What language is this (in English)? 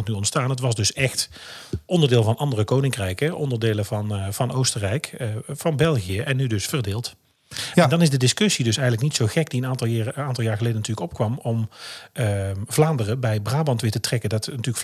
Dutch